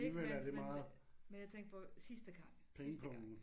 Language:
Danish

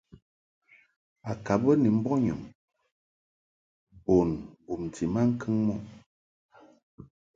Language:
Mungaka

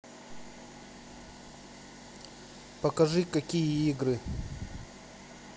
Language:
Russian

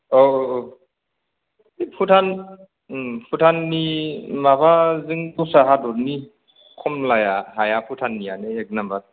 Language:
Bodo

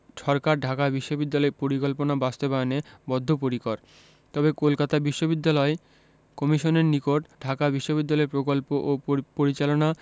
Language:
Bangla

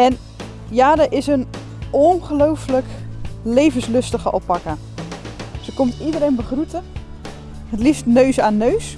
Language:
Dutch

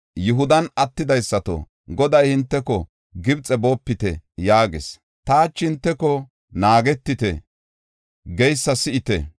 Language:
Gofa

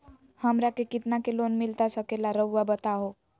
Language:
Magahi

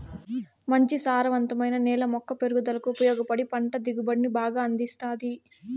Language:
Telugu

